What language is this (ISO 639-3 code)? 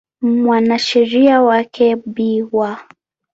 swa